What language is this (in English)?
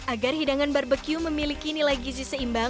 Indonesian